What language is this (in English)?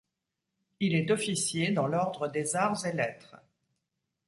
French